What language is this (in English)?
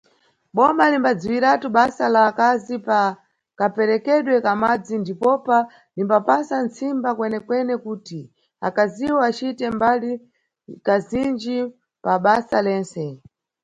Nyungwe